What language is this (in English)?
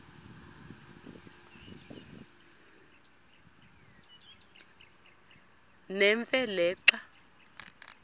Xhosa